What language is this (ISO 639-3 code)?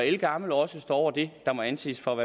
dan